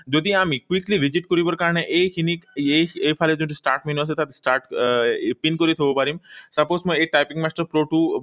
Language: Assamese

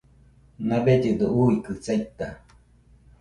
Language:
Nüpode Huitoto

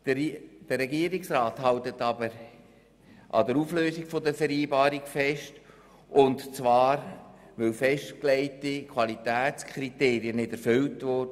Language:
Swiss German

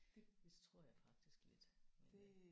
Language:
Danish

